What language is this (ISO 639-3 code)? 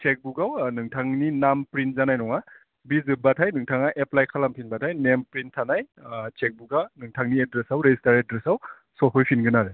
brx